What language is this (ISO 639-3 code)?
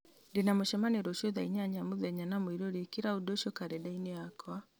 kik